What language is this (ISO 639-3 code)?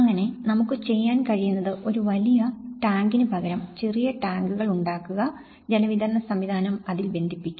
mal